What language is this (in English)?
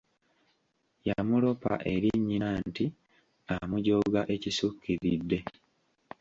Ganda